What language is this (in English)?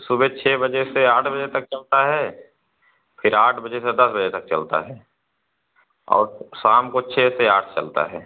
Hindi